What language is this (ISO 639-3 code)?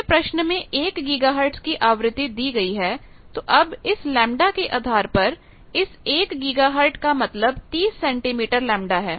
hin